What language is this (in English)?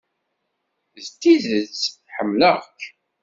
Kabyle